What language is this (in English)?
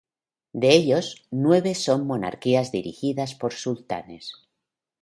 Spanish